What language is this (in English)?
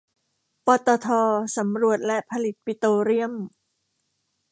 Thai